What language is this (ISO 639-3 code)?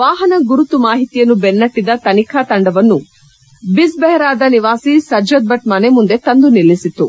kan